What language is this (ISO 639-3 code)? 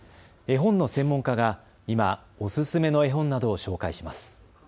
jpn